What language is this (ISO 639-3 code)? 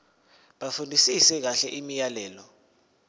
zul